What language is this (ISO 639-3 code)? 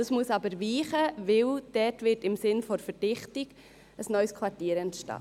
gsw